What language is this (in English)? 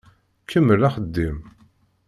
Kabyle